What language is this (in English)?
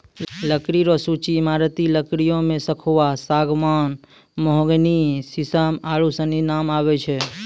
Maithili